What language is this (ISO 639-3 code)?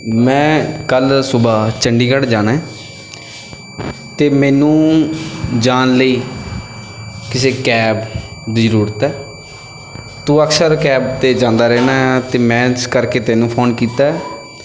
pan